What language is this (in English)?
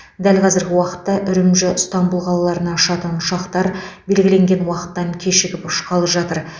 Kazakh